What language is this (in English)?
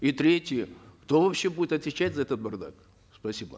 Kazakh